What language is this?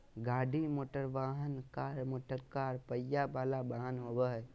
Magahi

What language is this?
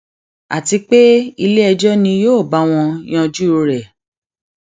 Yoruba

